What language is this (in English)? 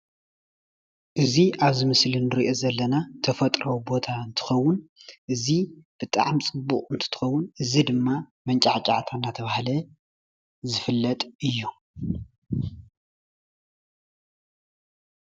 Tigrinya